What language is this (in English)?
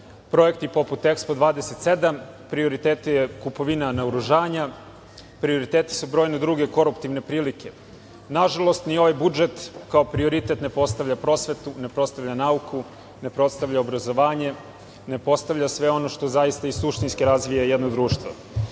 Serbian